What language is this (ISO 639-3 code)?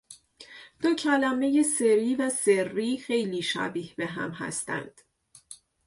fas